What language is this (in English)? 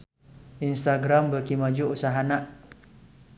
Sundanese